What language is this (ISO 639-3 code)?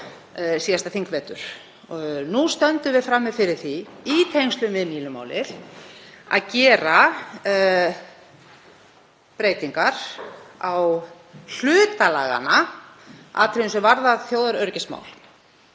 isl